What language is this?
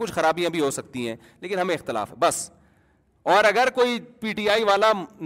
Urdu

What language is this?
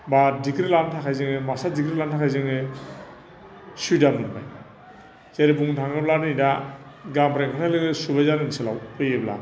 Bodo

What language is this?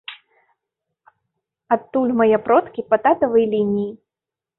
Belarusian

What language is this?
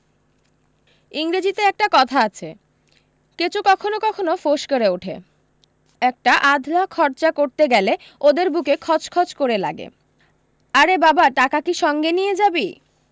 Bangla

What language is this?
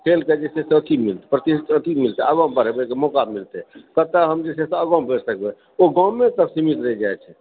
Maithili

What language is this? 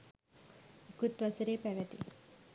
Sinhala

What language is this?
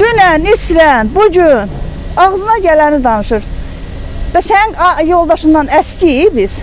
Turkish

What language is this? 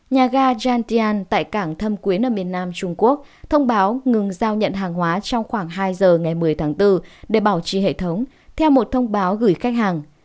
Vietnamese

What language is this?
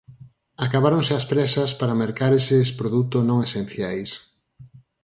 Galician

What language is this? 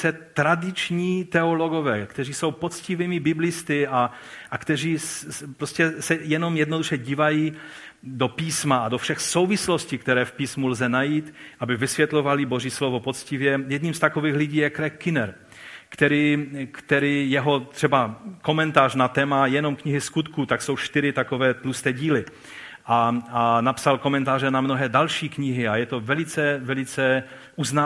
Czech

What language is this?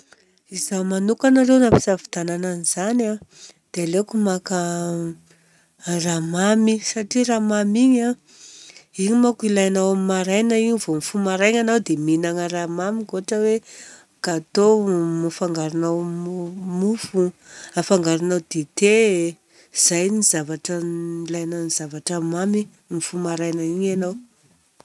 Southern Betsimisaraka Malagasy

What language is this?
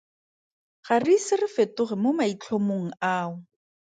Tswana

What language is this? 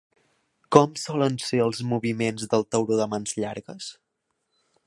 Catalan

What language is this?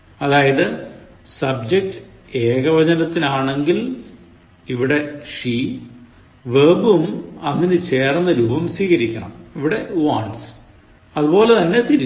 Malayalam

